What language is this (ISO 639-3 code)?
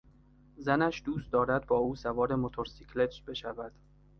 fas